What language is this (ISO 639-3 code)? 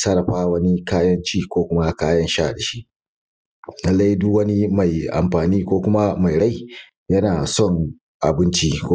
hau